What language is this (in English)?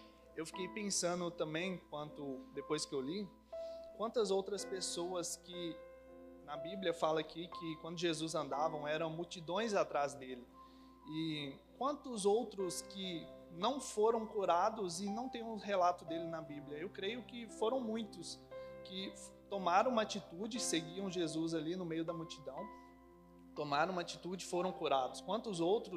Portuguese